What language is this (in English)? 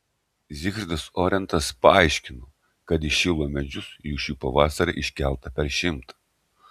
Lithuanian